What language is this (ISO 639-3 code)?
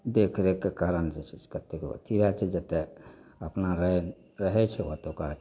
mai